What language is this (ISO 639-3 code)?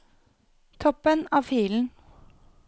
nor